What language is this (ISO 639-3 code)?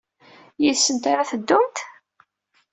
kab